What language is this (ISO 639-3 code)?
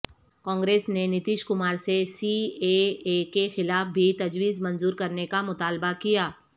urd